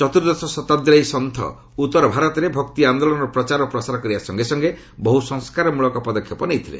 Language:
Odia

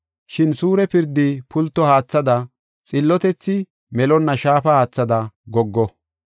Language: Gofa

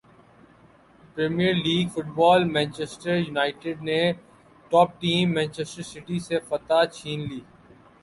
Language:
Urdu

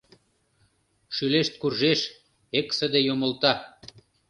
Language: Mari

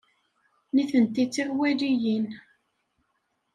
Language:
Kabyle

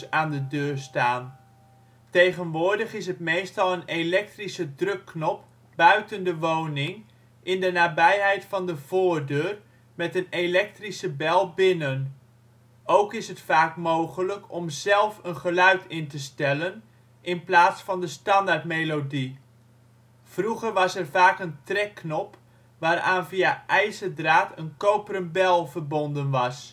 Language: Dutch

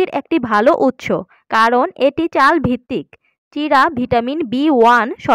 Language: Arabic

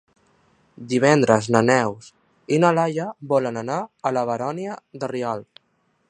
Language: Catalan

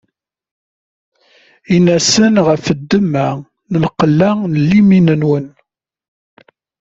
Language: Kabyle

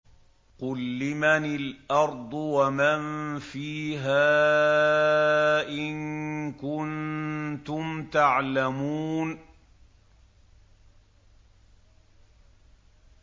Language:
Arabic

